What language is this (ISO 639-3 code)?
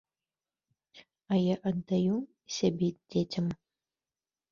bel